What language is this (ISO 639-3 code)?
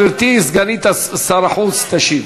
heb